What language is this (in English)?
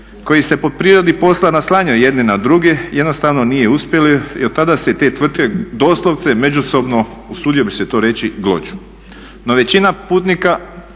Croatian